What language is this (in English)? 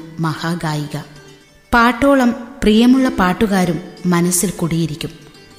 Malayalam